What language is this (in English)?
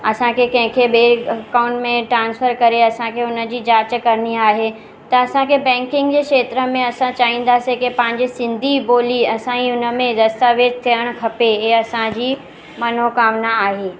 Sindhi